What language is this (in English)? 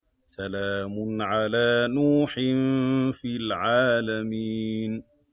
Arabic